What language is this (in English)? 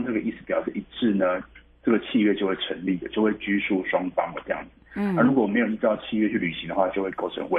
Chinese